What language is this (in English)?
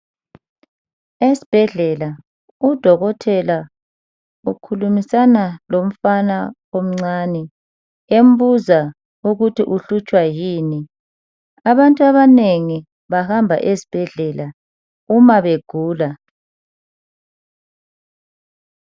North Ndebele